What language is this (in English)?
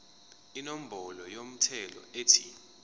Zulu